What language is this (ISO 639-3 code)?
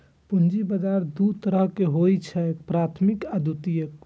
mai